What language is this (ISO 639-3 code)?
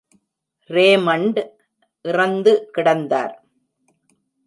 tam